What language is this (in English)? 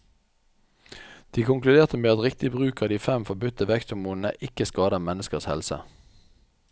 Norwegian